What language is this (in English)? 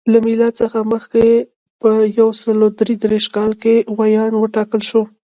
Pashto